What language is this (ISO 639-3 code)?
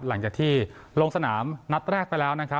tha